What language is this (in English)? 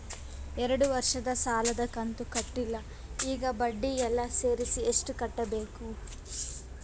Kannada